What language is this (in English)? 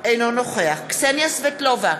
Hebrew